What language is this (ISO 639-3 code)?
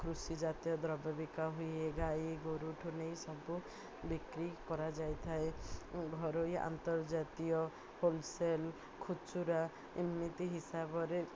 ori